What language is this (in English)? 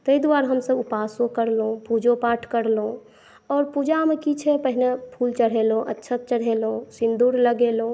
Maithili